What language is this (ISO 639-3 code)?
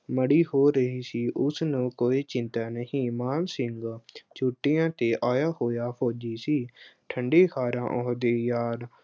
pan